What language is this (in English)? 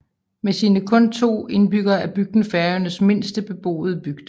Danish